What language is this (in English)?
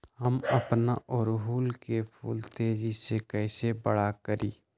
Magahi